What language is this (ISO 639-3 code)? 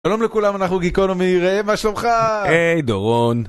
heb